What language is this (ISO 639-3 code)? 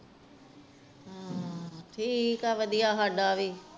pan